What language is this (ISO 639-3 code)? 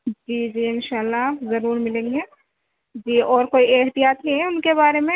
urd